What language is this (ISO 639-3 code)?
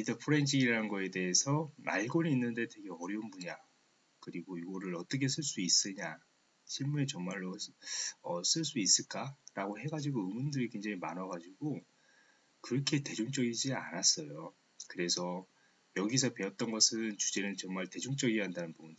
kor